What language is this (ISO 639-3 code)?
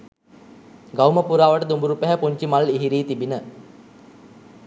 sin